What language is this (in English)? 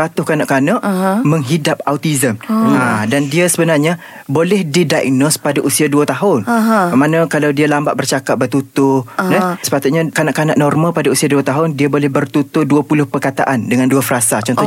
Malay